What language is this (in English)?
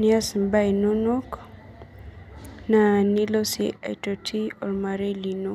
Masai